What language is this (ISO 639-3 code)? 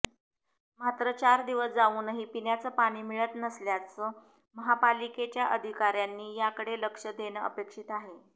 mar